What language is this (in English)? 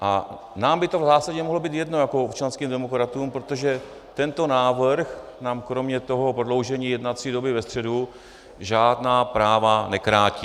Czech